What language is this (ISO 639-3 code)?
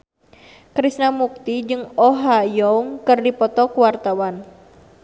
sun